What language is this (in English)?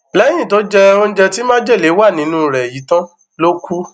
Yoruba